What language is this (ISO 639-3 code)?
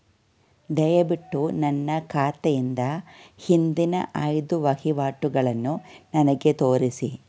kan